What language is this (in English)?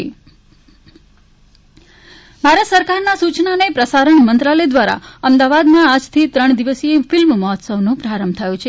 Gujarati